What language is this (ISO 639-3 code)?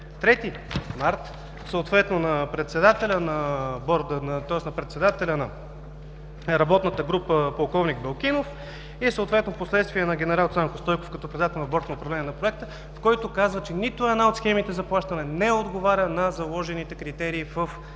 bul